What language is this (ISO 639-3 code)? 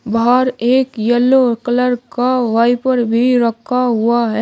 hin